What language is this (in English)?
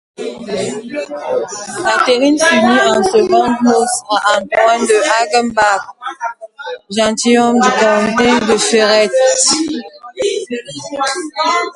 French